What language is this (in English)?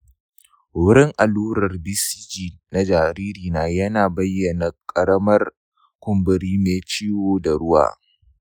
Hausa